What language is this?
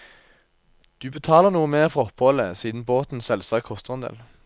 Norwegian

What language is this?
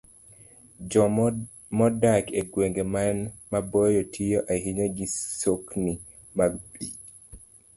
Luo (Kenya and Tanzania)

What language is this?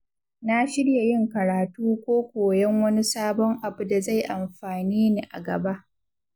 Hausa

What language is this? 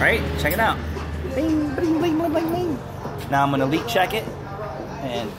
English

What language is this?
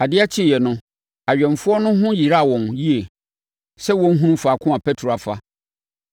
Akan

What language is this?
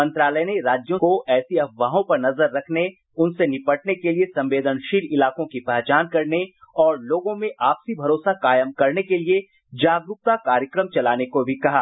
Hindi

